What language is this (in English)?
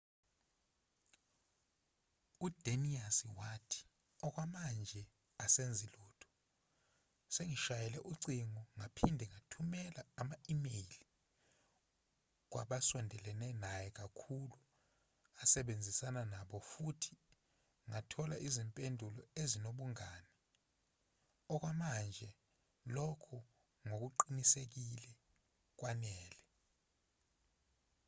Zulu